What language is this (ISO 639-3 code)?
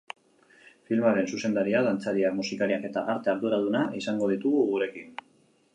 eus